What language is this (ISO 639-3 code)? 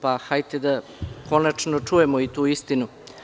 srp